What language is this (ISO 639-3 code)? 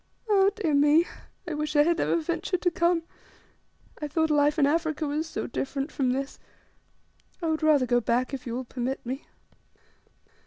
eng